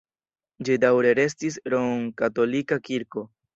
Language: Esperanto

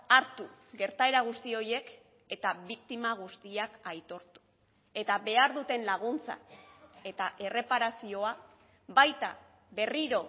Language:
Basque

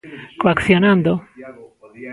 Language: Galician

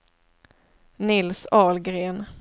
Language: Swedish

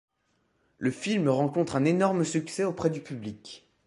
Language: French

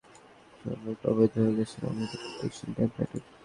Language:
Bangla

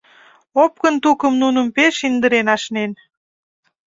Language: Mari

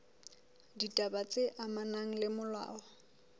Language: Southern Sotho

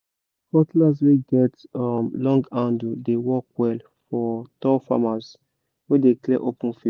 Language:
Nigerian Pidgin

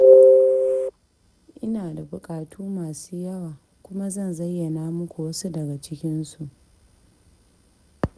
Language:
Hausa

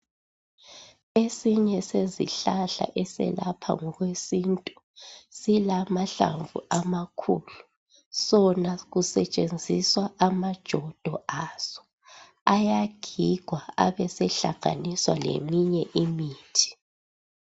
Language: North Ndebele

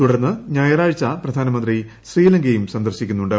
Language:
Malayalam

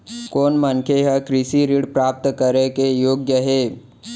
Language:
Chhattisgarhi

